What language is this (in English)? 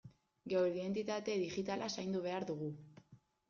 Basque